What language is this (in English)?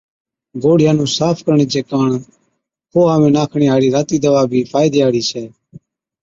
Od